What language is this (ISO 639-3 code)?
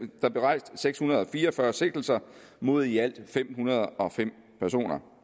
dan